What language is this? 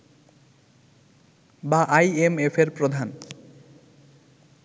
Bangla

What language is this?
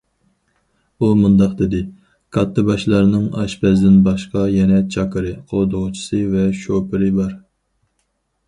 Uyghur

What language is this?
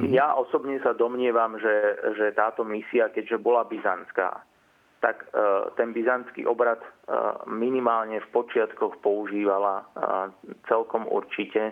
Slovak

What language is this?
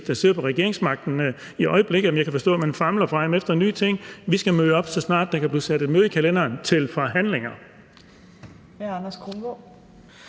Danish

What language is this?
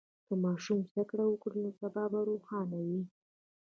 Pashto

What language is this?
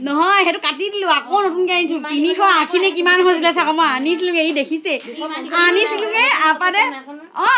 Assamese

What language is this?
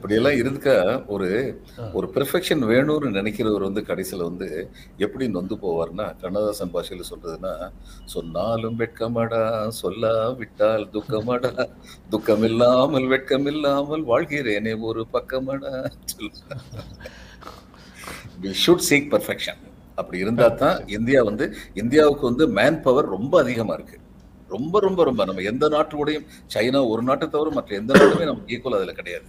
Tamil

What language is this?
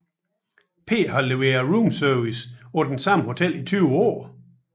Danish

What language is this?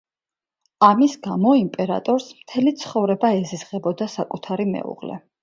Georgian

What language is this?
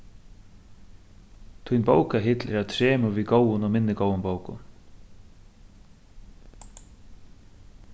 Faroese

